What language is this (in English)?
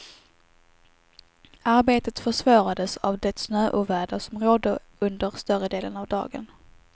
Swedish